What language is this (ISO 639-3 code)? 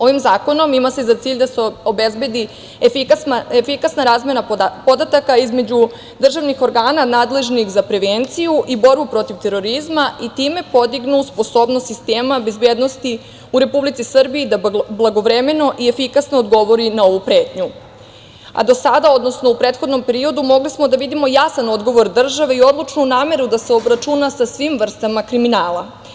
srp